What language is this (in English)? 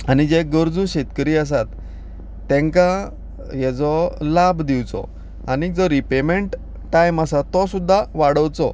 Konkani